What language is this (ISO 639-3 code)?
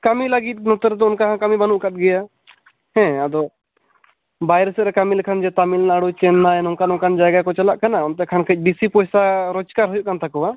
sat